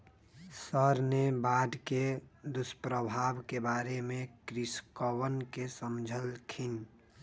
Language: Magahi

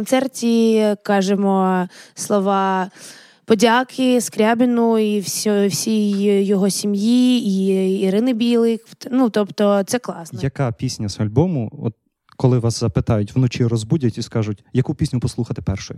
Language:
Ukrainian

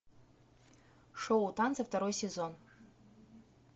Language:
Russian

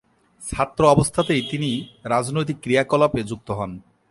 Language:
Bangla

